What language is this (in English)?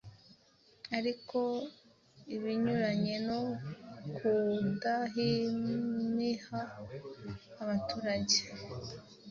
Kinyarwanda